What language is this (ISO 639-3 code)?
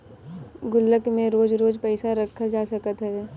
bho